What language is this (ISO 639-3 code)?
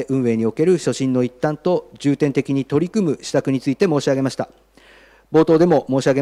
jpn